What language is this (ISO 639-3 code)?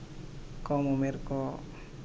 sat